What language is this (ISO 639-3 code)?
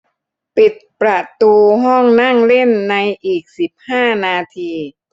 tha